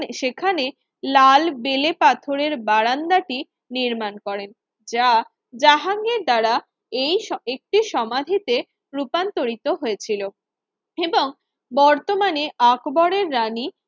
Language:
Bangla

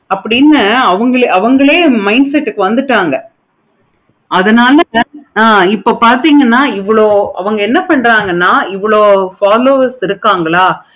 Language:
Tamil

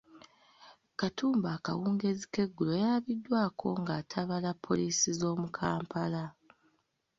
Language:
Ganda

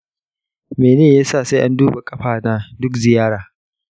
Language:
Hausa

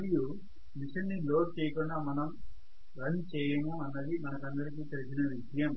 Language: Telugu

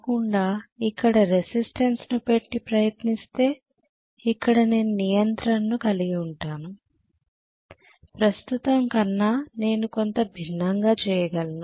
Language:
Telugu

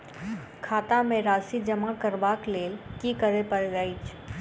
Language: Maithili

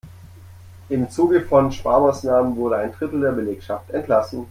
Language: German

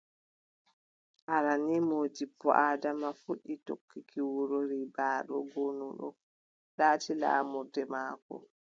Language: Adamawa Fulfulde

